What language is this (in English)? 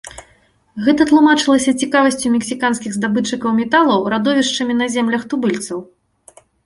Belarusian